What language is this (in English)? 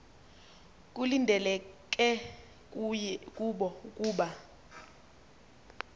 Xhosa